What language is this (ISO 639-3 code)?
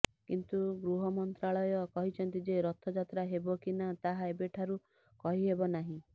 ori